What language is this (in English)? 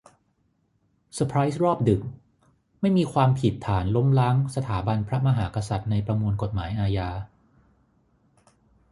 Thai